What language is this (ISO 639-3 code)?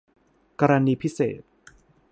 tha